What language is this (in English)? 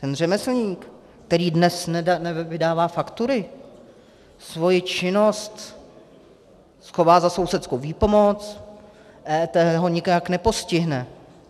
Czech